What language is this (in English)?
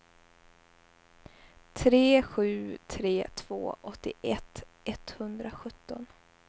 Swedish